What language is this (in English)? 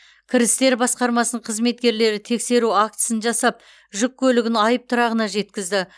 Kazakh